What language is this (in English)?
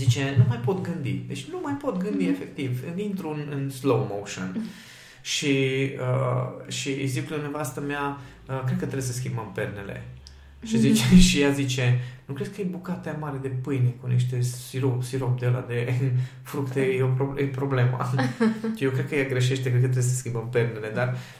Romanian